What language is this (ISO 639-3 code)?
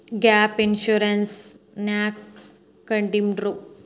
kan